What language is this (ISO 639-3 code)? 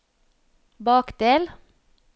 nor